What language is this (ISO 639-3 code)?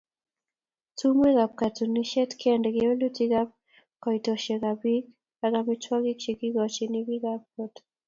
kln